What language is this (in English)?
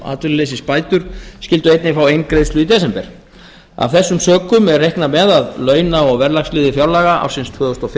Icelandic